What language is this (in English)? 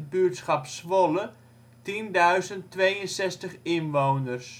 Dutch